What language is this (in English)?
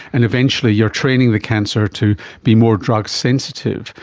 English